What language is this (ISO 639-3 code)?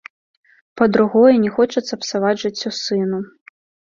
bel